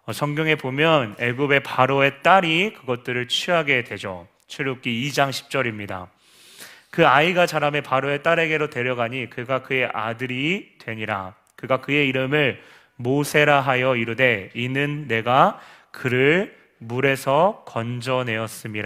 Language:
Korean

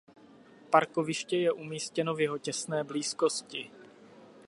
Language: Czech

